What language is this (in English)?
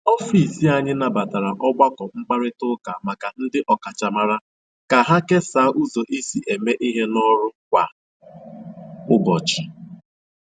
Igbo